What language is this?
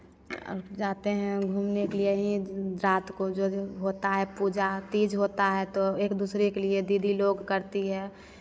Hindi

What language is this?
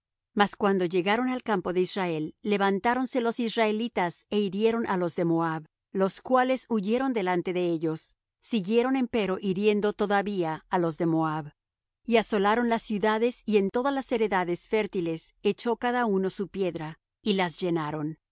Spanish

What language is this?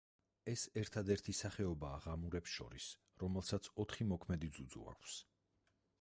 Georgian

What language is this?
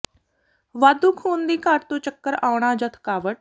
Punjabi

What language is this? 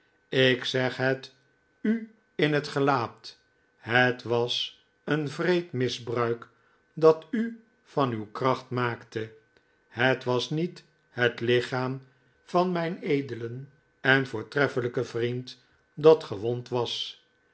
Dutch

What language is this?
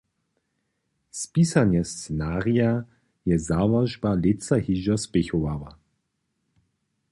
Upper Sorbian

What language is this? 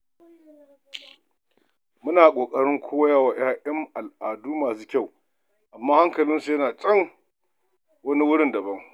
Hausa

